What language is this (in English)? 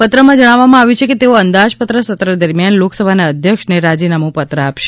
Gujarati